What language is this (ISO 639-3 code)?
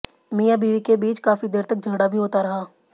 hin